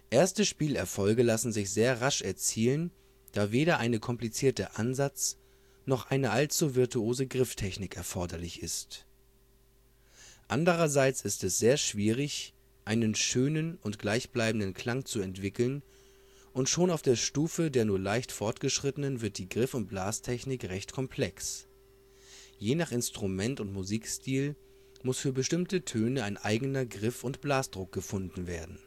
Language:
German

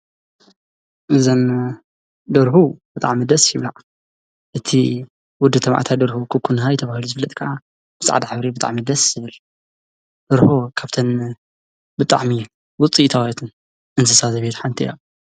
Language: Tigrinya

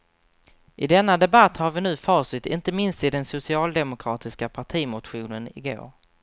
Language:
Swedish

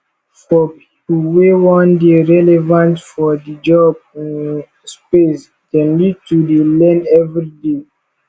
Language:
Nigerian Pidgin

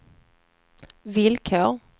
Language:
Swedish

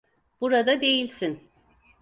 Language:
Turkish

